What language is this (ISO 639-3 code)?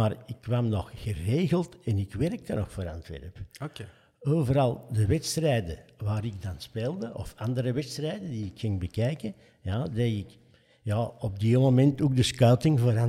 nld